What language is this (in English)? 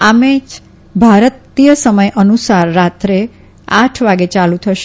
Gujarati